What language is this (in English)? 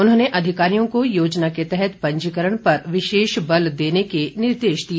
Hindi